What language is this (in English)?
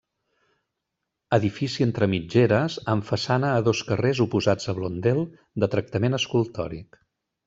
Catalan